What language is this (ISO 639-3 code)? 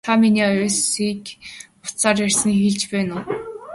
mon